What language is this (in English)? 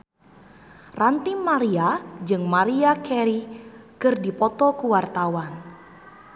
Sundanese